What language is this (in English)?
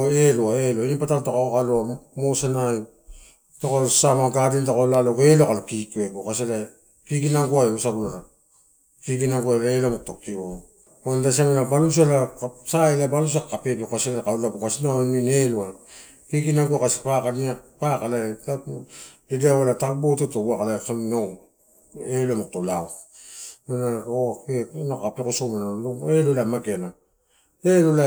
Torau